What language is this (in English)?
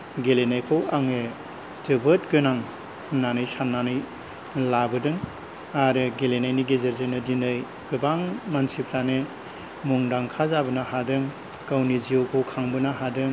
Bodo